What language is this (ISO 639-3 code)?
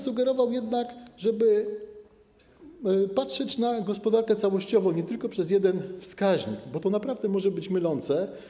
pol